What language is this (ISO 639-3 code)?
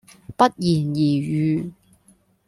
yue